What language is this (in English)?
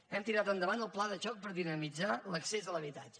Catalan